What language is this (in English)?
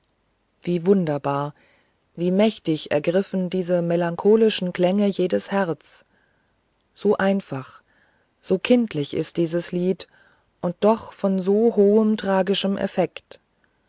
German